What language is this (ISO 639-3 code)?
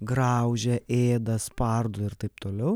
lit